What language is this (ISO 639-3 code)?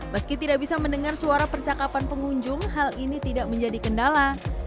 ind